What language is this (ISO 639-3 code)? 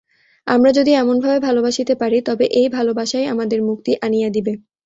ben